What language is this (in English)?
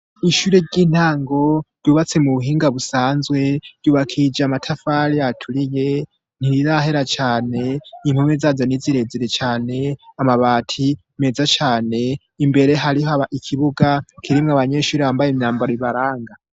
Rundi